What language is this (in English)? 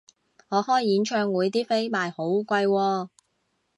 Cantonese